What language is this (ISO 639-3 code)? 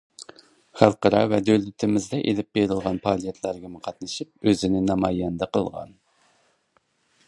uig